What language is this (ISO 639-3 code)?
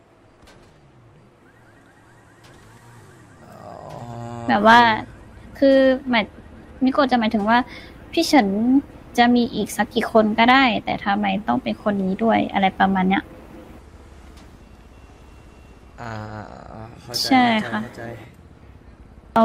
tha